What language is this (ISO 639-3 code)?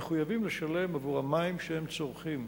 heb